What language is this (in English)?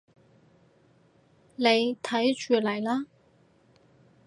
Cantonese